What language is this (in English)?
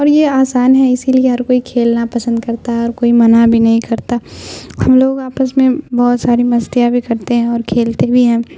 Urdu